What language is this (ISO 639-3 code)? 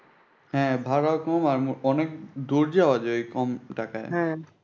ben